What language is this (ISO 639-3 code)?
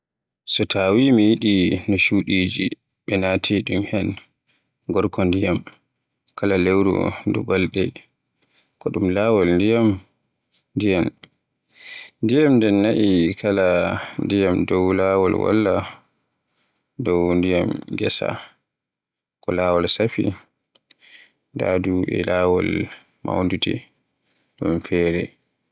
fue